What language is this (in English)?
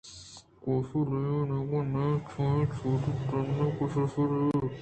Eastern Balochi